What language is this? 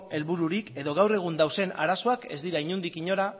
Basque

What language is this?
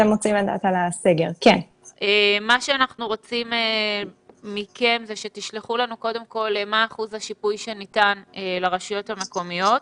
Hebrew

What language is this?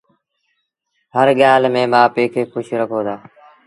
Sindhi Bhil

